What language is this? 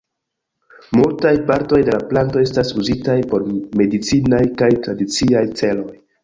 Esperanto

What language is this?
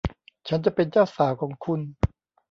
Thai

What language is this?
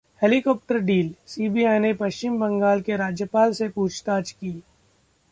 Hindi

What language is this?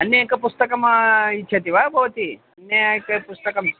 Sanskrit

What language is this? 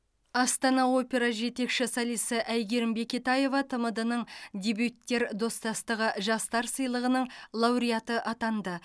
Kazakh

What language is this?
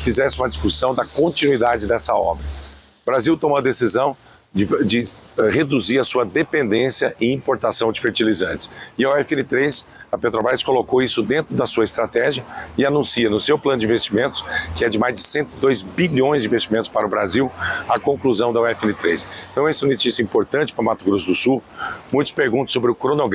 Portuguese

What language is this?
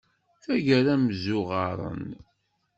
Kabyle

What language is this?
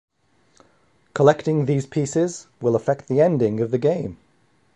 English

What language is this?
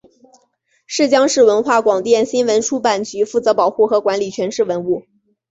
Chinese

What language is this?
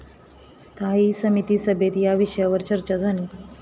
Marathi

